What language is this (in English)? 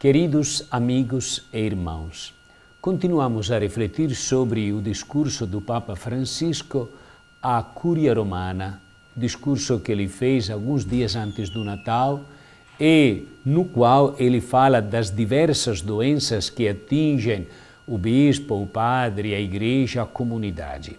Portuguese